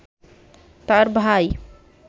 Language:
Bangla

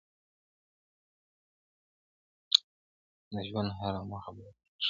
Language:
Pashto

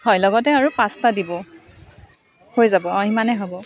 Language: Assamese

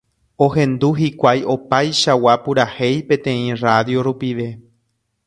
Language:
Guarani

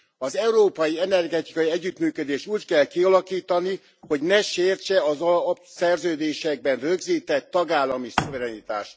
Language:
Hungarian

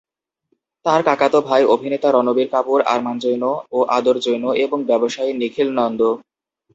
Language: Bangla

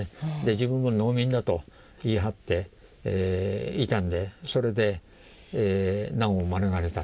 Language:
Japanese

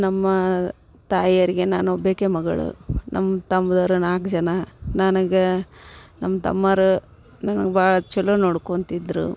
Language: Kannada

